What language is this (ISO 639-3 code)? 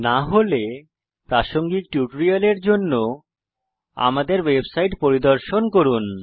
ben